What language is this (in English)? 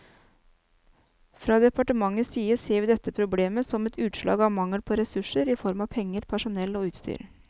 Norwegian